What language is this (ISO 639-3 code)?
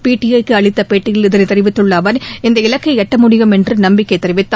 tam